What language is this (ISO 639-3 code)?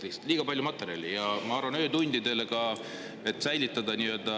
est